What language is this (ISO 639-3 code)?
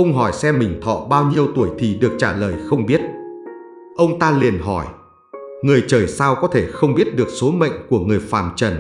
vie